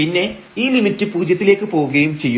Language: Malayalam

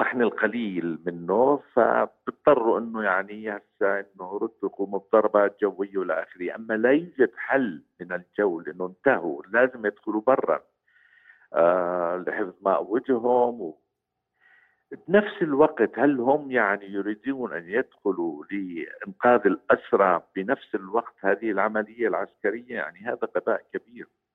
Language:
Arabic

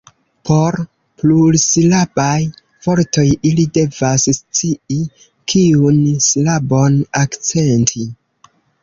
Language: Esperanto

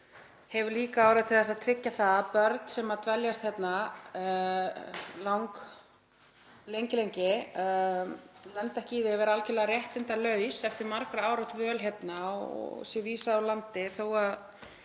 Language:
Icelandic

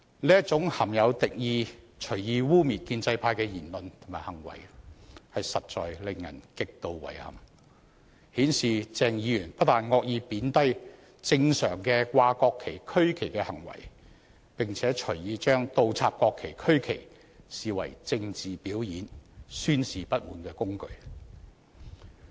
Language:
Cantonese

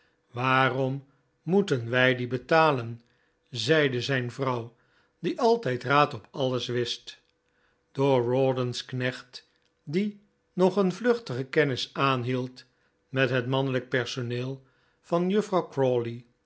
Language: Dutch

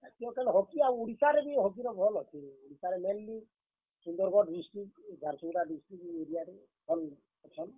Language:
Odia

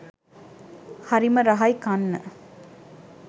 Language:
Sinhala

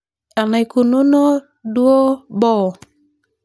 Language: Masai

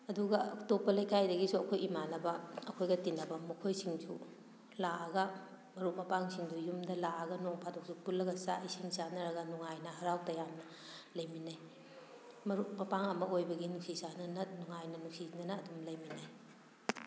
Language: Manipuri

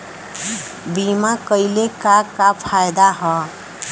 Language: Bhojpuri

